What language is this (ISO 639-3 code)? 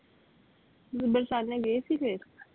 pan